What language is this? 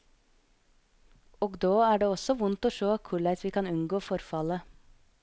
Norwegian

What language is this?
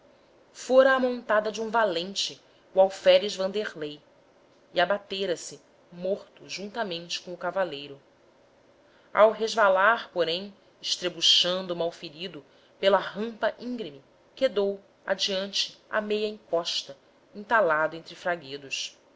Portuguese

